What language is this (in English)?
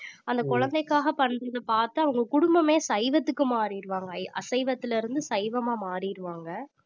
Tamil